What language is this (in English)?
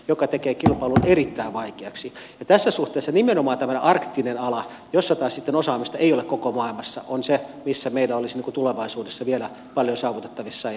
Finnish